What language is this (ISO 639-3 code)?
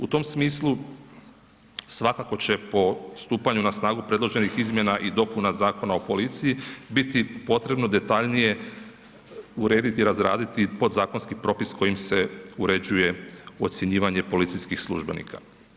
hrv